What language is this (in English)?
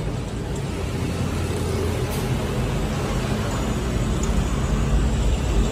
Vietnamese